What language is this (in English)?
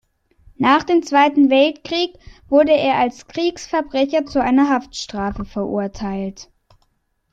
German